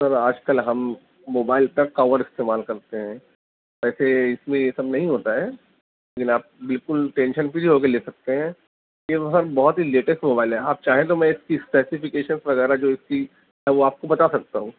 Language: Urdu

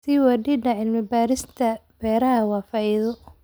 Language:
Somali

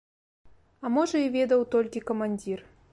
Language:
Belarusian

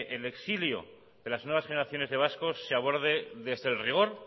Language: Spanish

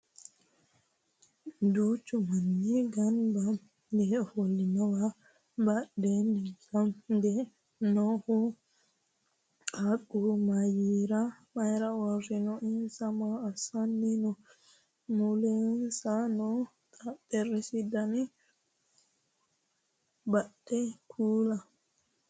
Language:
Sidamo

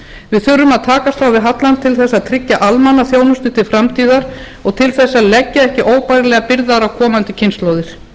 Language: Icelandic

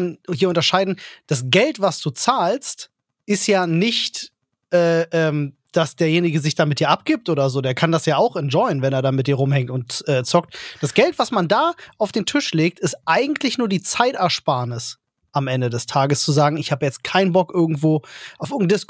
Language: German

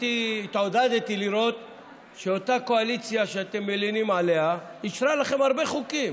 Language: Hebrew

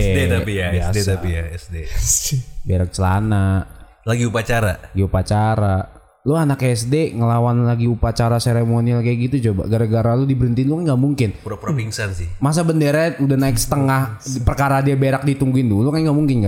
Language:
Indonesian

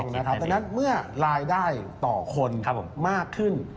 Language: Thai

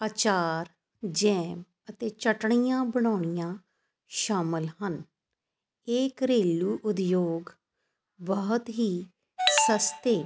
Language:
Punjabi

